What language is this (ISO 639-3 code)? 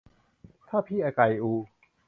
tha